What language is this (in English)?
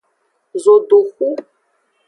Aja (Benin)